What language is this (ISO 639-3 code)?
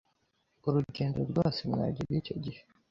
kin